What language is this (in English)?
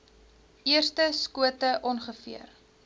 Afrikaans